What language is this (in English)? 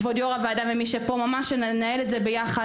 Hebrew